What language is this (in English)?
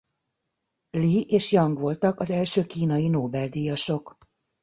Hungarian